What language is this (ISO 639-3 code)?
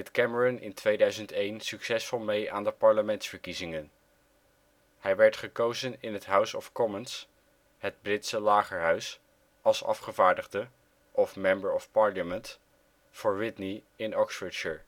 nld